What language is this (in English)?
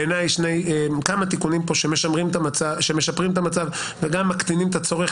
Hebrew